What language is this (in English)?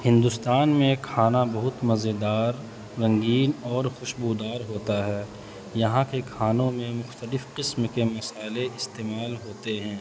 Urdu